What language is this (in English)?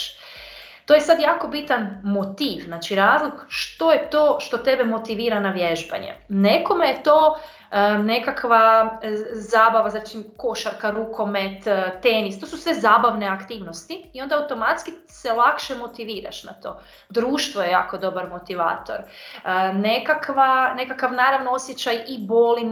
Croatian